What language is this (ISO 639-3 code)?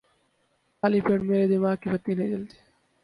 urd